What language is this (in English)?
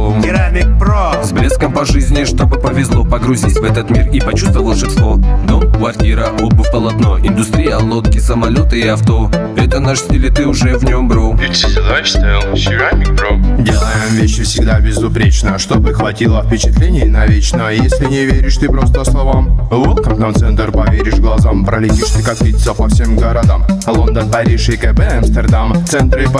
Italian